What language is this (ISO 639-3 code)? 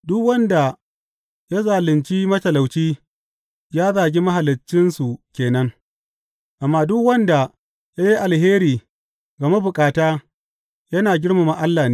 hau